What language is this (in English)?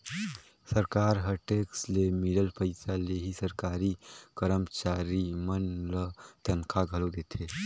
Chhattisgarhi